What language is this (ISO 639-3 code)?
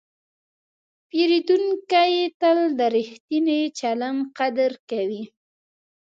pus